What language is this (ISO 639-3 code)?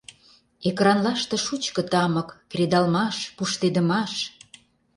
chm